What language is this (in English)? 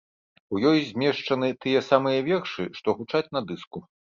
Belarusian